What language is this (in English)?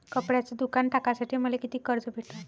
Marathi